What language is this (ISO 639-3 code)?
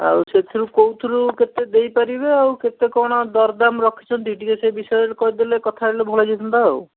ori